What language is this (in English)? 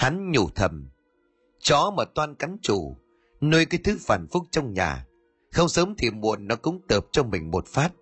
Vietnamese